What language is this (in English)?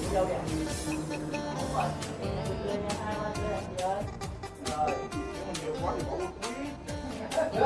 Vietnamese